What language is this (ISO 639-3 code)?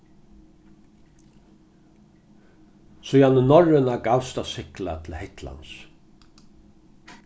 fao